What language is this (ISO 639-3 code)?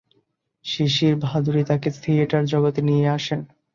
ben